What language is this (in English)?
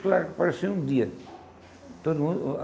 Portuguese